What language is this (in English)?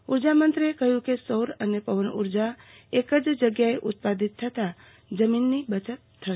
Gujarati